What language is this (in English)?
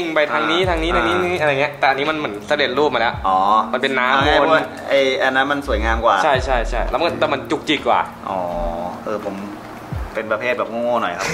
Thai